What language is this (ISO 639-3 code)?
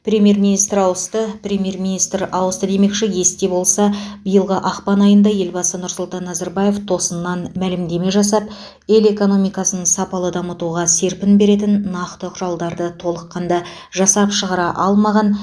kaz